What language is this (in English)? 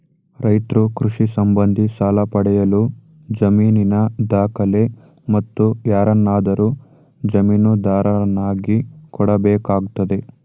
Kannada